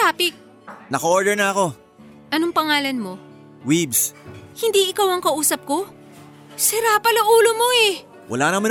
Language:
Filipino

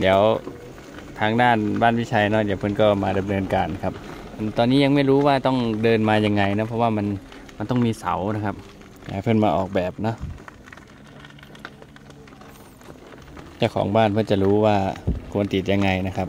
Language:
Thai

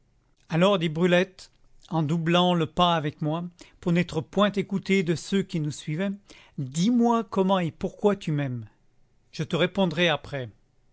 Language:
French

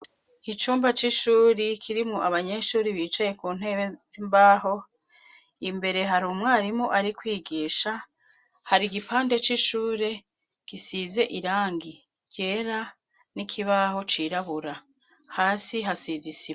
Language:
Rundi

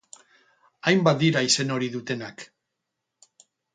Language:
Basque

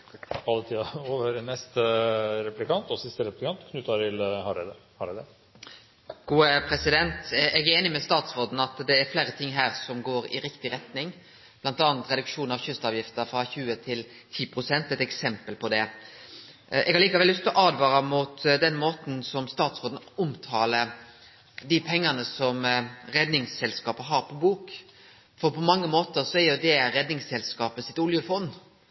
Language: Norwegian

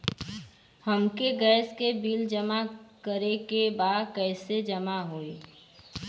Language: Bhojpuri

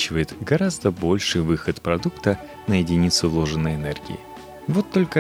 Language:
Russian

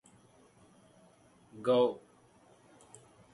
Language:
English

